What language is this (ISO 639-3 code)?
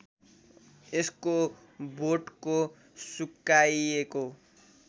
nep